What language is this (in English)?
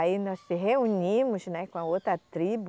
Portuguese